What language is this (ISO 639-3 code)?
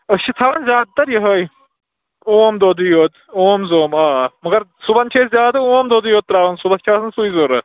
kas